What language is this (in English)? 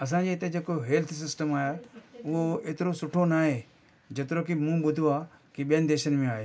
Sindhi